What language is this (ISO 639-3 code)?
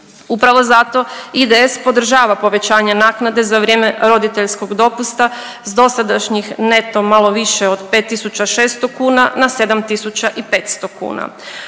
hrv